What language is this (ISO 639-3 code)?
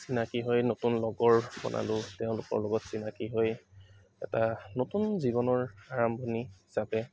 asm